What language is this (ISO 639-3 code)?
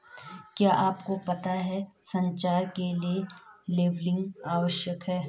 hin